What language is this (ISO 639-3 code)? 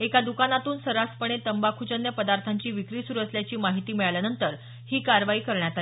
mar